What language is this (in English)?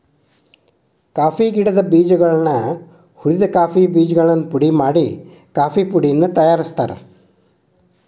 Kannada